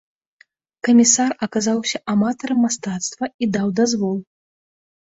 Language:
Belarusian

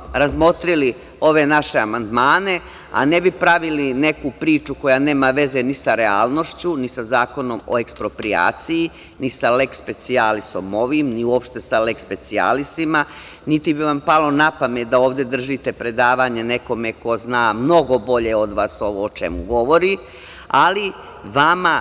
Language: Serbian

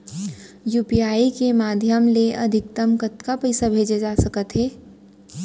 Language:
Chhattisgarhi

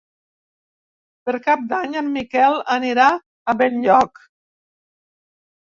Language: Catalan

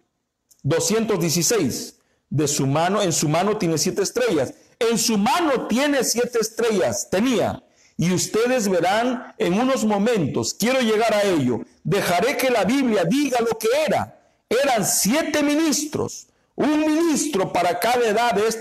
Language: Spanish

